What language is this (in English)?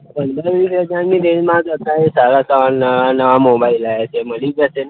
Gujarati